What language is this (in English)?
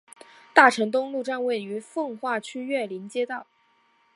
Chinese